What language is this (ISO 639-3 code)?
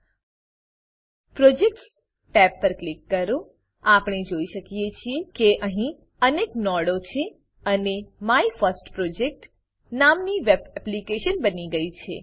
guj